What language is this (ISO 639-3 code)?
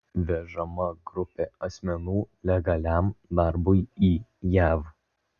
lit